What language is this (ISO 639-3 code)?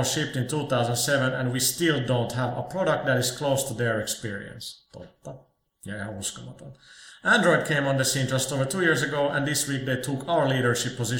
fin